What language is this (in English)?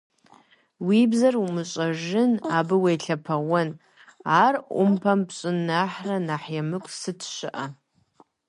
Kabardian